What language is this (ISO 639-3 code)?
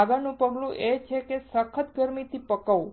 guj